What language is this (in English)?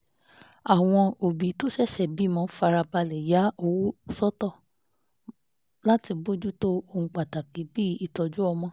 Yoruba